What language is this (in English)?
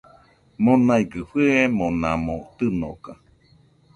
Nüpode Huitoto